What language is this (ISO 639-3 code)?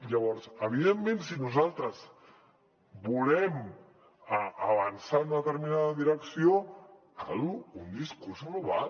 cat